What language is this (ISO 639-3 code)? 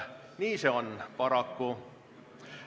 est